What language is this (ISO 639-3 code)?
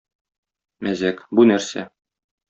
tat